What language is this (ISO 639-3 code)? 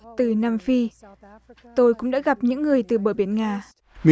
vie